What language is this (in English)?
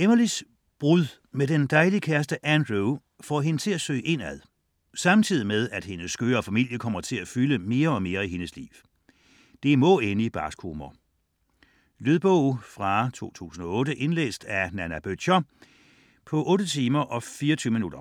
Danish